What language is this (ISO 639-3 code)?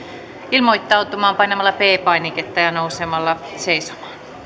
fin